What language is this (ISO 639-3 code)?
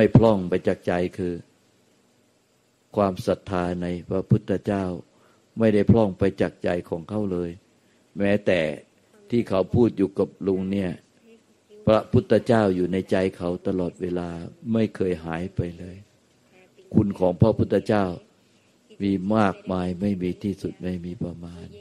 tha